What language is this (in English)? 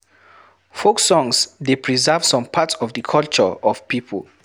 Nigerian Pidgin